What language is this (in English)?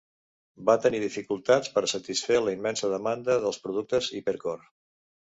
Catalan